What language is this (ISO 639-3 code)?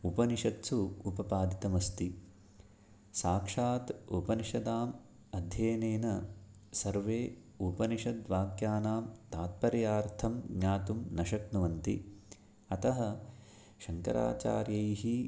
san